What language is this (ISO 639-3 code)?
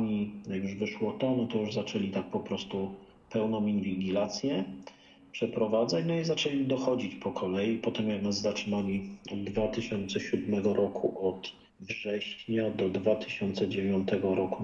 pol